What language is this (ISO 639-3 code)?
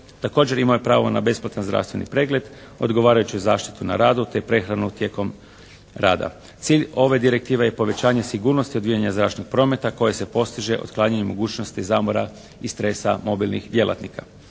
hrv